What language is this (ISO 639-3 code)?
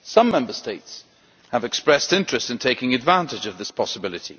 eng